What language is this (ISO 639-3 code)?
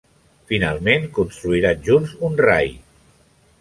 cat